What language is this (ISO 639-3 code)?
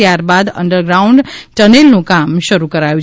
guj